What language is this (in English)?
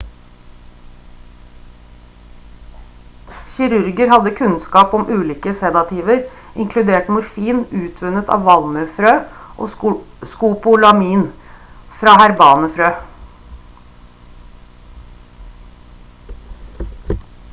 Norwegian Bokmål